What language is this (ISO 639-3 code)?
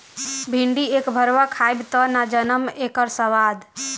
bho